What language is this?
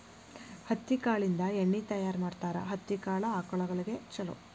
Kannada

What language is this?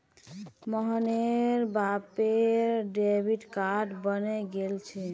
Magahi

